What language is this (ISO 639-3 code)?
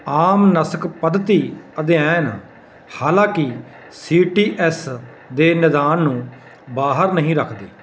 pan